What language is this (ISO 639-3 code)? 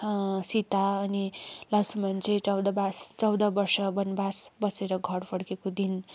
nep